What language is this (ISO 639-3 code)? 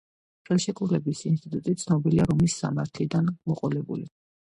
kat